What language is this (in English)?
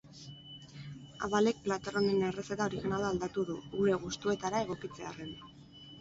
Basque